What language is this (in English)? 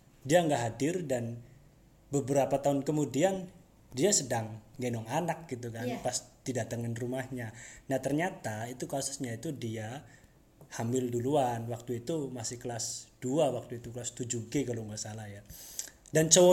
Indonesian